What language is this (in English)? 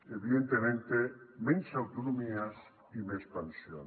Catalan